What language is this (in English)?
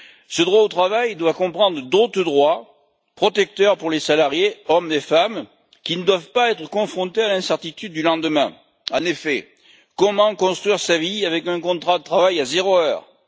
French